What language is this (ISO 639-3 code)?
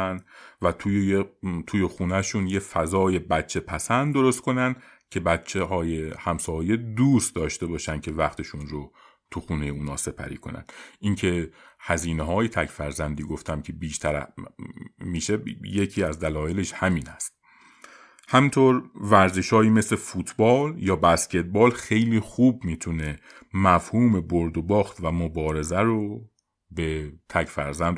fas